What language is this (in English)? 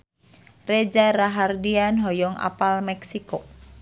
Sundanese